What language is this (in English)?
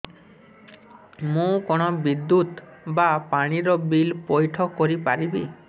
Odia